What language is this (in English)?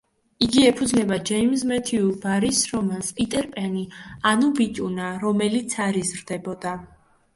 Georgian